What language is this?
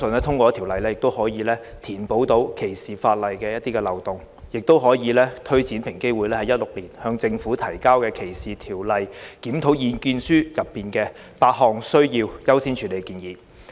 Cantonese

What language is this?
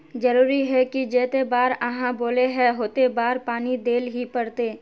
Magahi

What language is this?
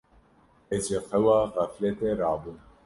Kurdish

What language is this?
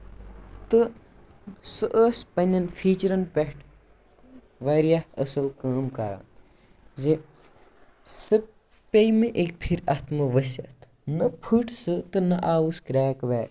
Kashmiri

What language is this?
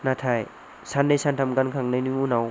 Bodo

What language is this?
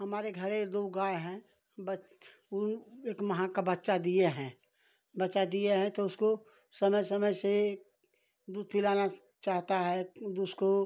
Hindi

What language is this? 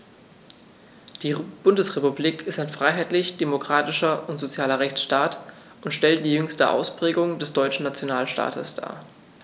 German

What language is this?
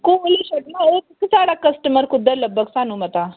Dogri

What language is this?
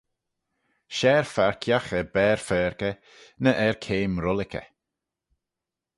Manx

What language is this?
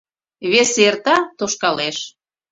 Mari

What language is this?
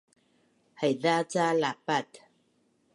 Bunun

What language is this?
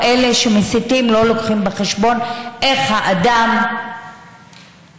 Hebrew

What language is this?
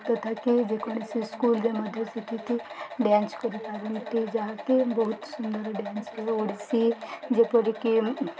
Odia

